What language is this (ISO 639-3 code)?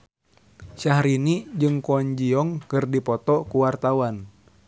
sun